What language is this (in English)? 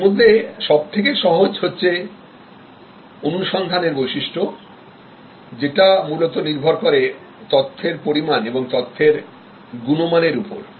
Bangla